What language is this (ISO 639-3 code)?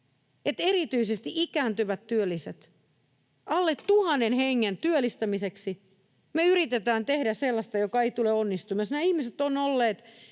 fin